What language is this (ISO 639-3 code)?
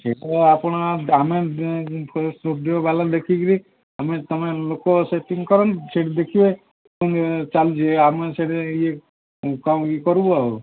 ori